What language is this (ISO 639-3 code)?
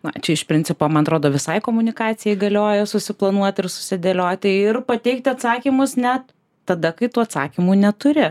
lit